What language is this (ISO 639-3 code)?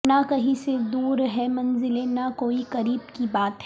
urd